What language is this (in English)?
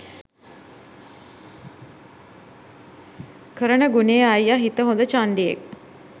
Sinhala